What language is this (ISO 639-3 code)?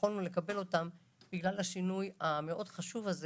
heb